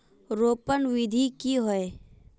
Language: Magahi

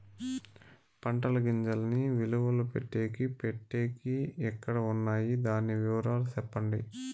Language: Telugu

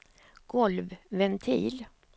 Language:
Swedish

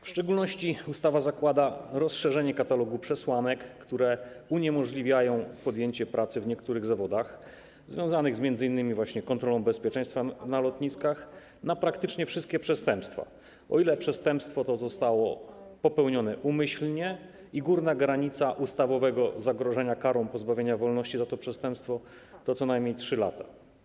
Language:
Polish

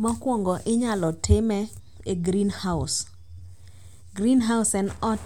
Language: Luo (Kenya and Tanzania)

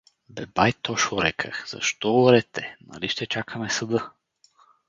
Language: Bulgarian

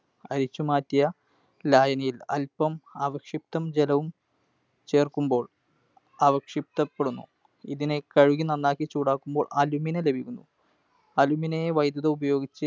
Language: Malayalam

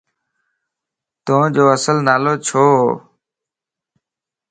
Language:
Lasi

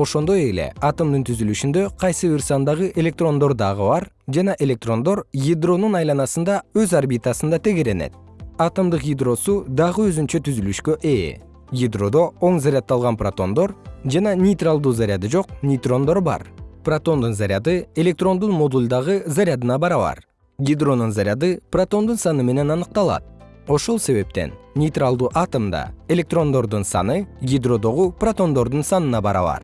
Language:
Kyrgyz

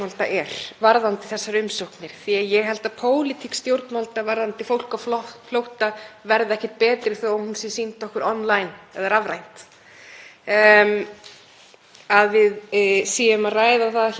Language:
Icelandic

